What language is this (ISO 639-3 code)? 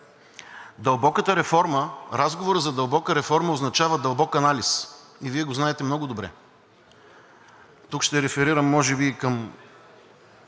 bul